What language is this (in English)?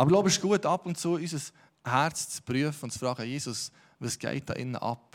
German